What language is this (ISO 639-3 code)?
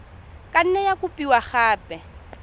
tsn